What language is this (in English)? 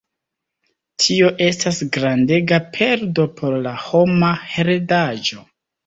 Esperanto